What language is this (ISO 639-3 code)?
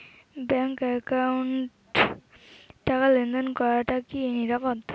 ben